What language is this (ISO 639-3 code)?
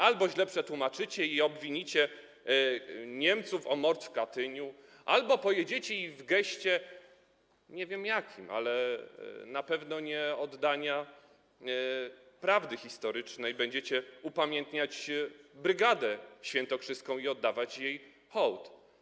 pol